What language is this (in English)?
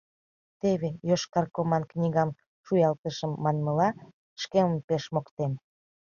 Mari